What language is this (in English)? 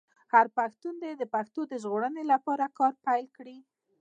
Pashto